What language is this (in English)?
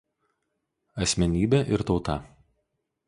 Lithuanian